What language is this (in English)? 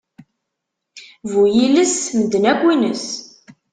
Kabyle